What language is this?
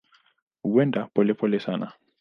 Swahili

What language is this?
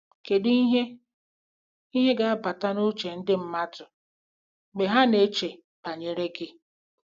Igbo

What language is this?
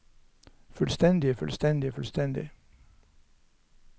Norwegian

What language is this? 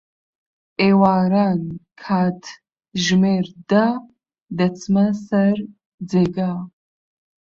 Central Kurdish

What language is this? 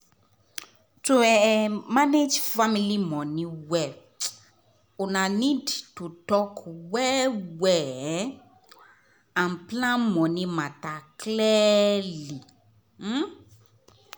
Nigerian Pidgin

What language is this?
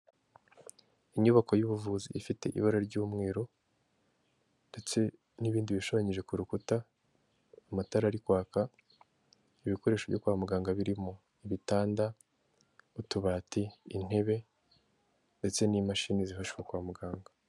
Kinyarwanda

